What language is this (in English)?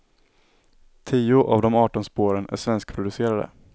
Swedish